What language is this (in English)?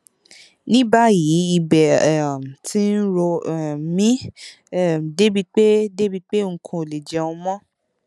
Yoruba